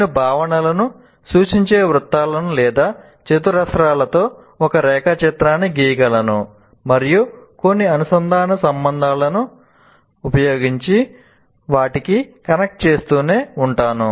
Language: Telugu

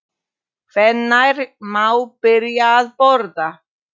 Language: Icelandic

